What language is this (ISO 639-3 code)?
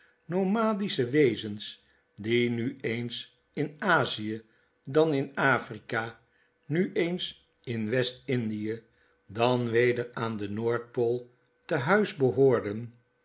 nld